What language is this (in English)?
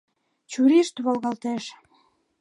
Mari